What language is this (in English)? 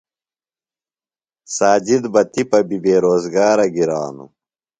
Phalura